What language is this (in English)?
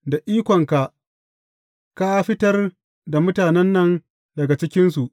Hausa